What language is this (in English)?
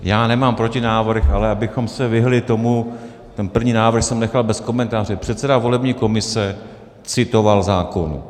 Czech